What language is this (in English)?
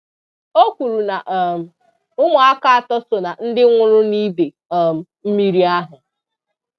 Igbo